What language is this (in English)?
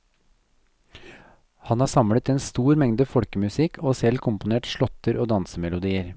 Norwegian